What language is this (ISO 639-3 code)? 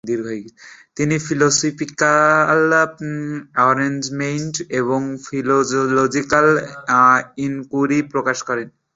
ben